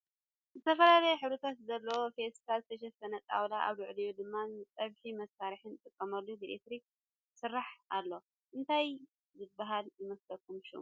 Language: Tigrinya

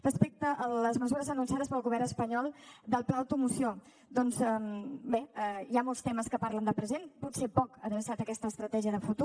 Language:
Catalan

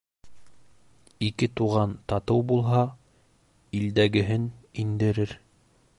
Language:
Bashkir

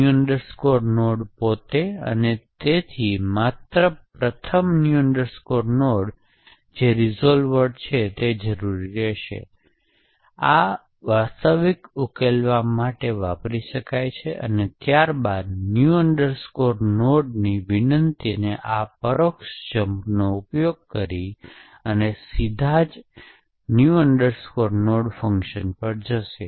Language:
Gujarati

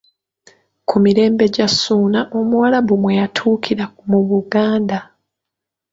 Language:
Ganda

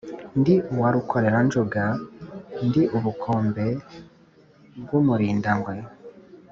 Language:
Kinyarwanda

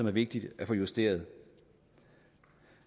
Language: Danish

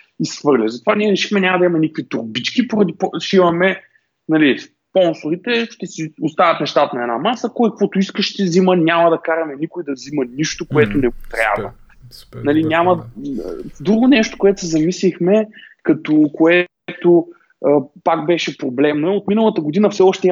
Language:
Bulgarian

